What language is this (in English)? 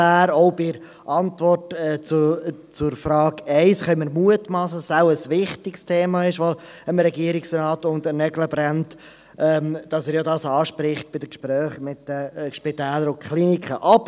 Swiss German